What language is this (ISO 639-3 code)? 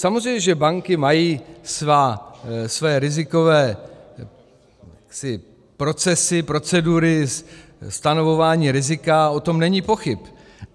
ces